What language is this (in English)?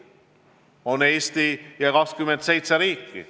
Estonian